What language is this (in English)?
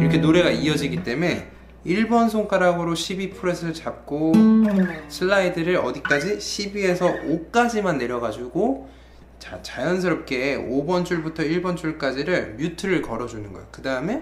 Korean